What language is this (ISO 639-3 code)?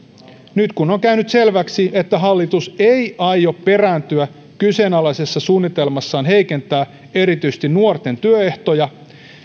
fin